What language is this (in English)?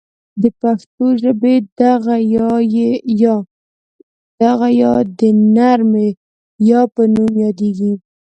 Pashto